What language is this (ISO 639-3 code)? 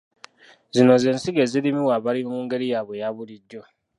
lug